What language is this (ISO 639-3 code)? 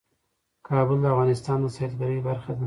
pus